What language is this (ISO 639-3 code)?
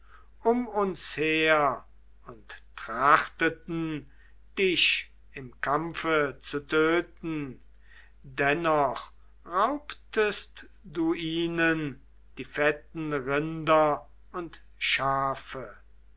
deu